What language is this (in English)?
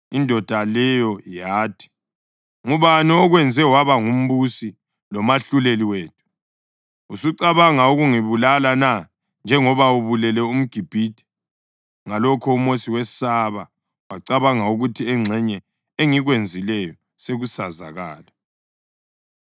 North Ndebele